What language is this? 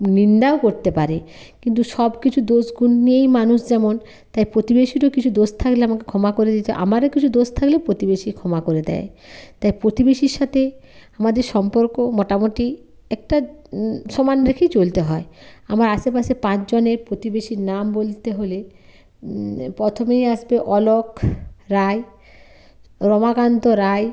Bangla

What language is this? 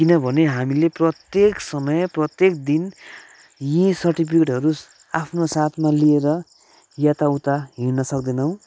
Nepali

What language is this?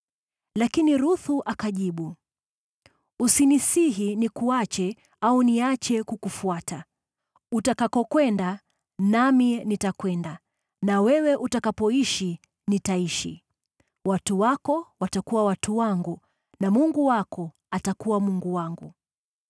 Swahili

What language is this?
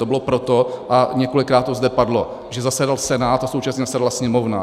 Czech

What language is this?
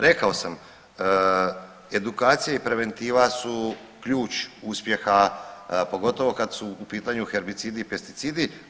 Croatian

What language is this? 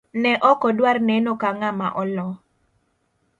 Luo (Kenya and Tanzania)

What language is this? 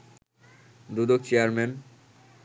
Bangla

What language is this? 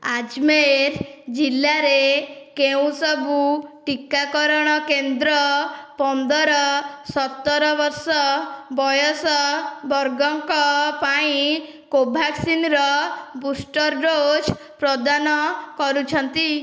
Odia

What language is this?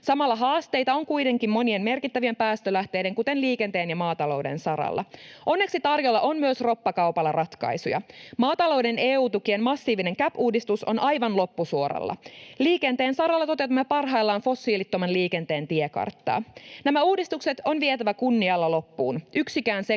Finnish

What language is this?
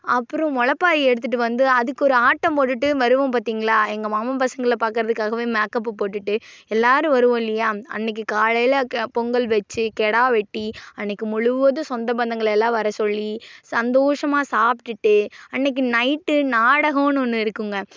Tamil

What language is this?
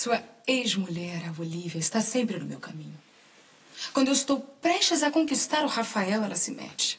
Portuguese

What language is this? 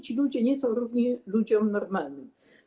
Polish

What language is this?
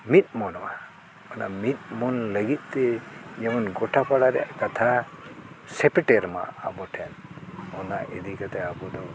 Santali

